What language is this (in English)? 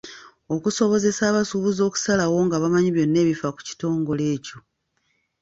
Ganda